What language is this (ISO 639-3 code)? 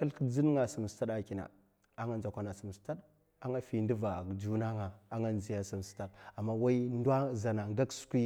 maf